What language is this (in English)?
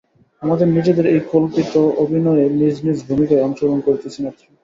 Bangla